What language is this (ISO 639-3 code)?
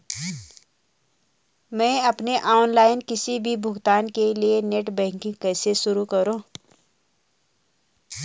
hin